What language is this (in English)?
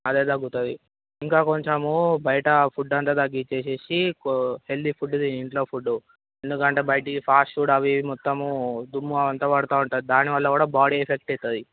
Telugu